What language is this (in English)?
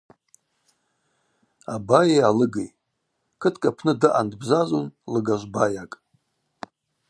Abaza